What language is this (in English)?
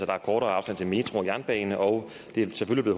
Danish